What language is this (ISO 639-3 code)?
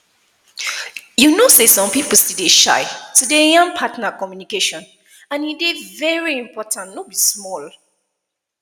pcm